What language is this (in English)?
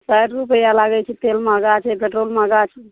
Maithili